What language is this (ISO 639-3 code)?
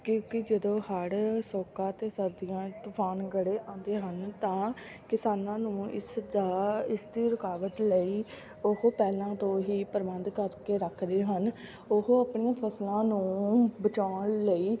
pan